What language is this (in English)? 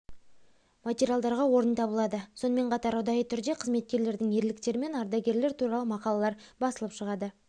Kazakh